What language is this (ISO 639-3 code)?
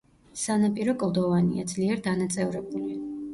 kat